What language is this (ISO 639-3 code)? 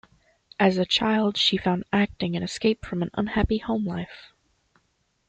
eng